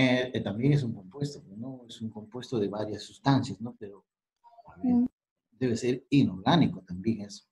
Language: Spanish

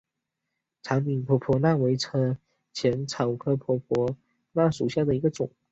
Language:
Chinese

